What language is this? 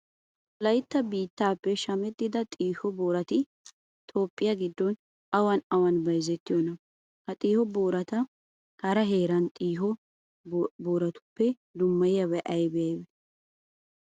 Wolaytta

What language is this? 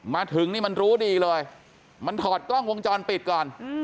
Thai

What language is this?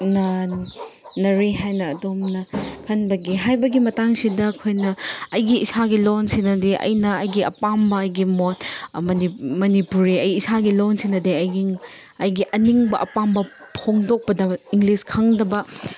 Manipuri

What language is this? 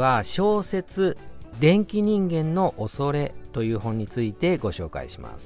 Japanese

